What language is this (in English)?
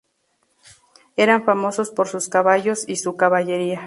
Spanish